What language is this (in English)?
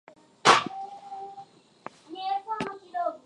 Swahili